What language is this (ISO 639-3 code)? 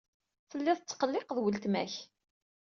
kab